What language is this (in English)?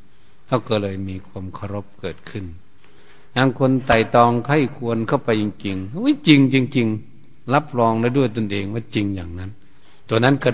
Thai